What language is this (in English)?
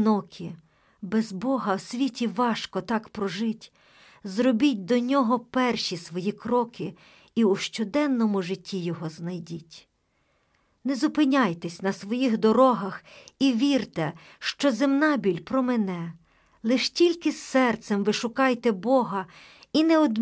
Ukrainian